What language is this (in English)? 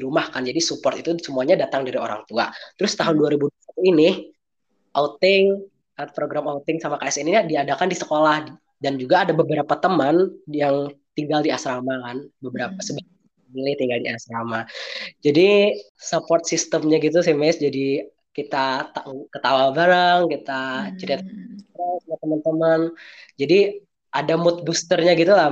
Indonesian